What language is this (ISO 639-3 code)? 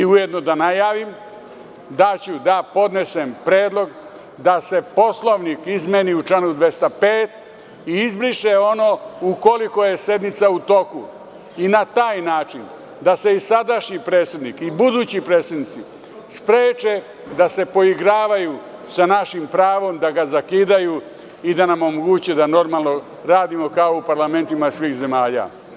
srp